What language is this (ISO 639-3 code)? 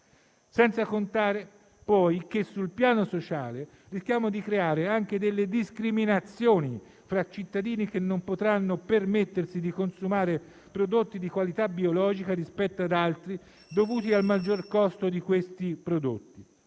ita